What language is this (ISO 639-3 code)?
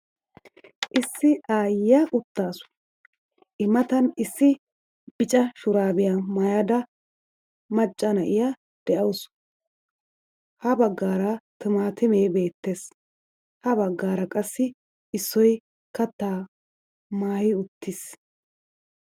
wal